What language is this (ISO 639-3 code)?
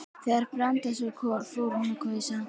isl